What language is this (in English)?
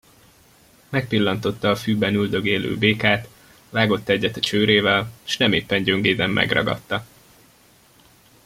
Hungarian